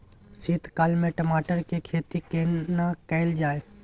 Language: Maithili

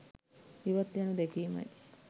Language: Sinhala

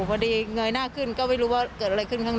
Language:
Thai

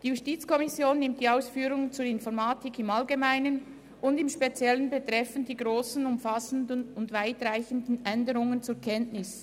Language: Swiss German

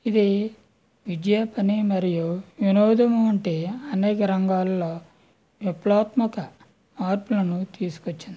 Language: Telugu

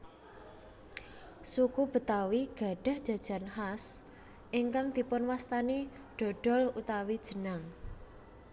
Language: Javanese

